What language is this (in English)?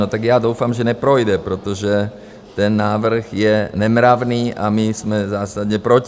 Czech